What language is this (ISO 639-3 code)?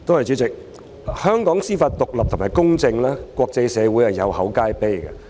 yue